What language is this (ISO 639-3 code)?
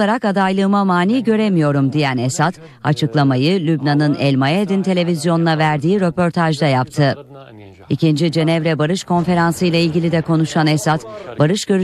tur